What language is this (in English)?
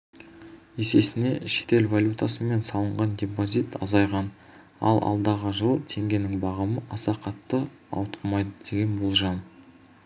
Kazakh